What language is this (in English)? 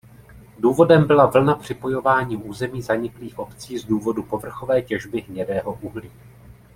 Czech